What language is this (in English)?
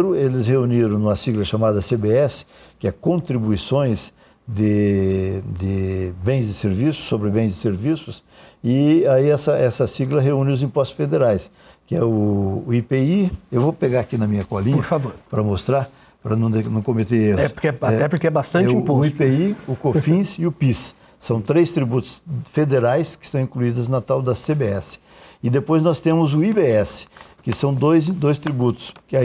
Portuguese